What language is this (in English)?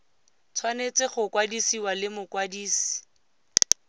Tswana